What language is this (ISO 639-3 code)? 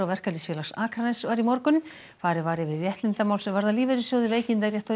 isl